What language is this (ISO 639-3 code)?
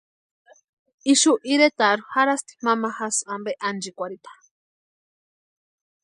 pua